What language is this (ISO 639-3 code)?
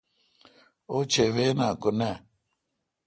xka